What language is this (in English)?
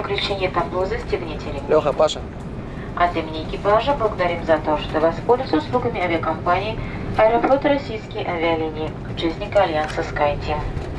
Russian